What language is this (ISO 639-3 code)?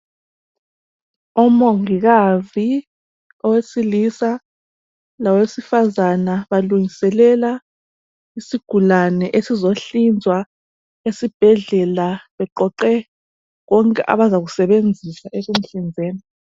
nde